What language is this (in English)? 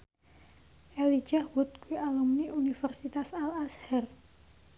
Javanese